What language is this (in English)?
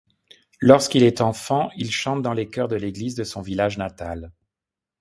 French